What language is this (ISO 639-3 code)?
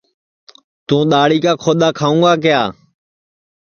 ssi